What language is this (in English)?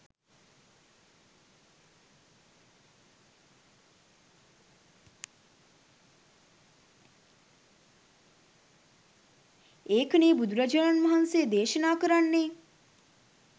Sinhala